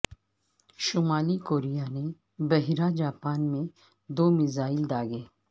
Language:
Urdu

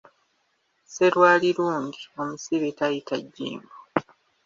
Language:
Ganda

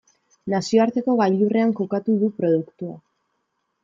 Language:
Basque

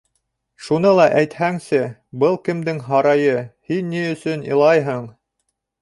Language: Bashkir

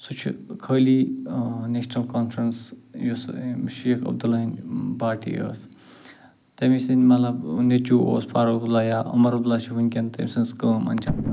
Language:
Kashmiri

